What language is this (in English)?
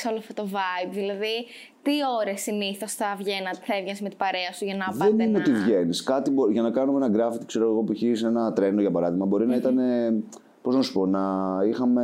Greek